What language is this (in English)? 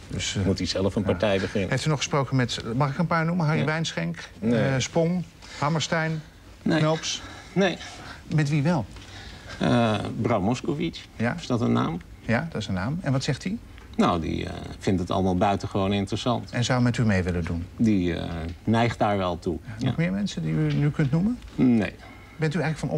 Dutch